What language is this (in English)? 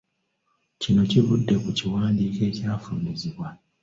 Ganda